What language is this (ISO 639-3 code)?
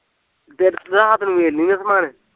pan